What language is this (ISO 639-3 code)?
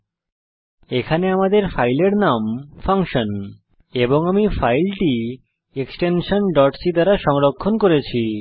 ben